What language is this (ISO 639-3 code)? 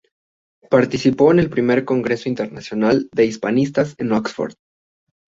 spa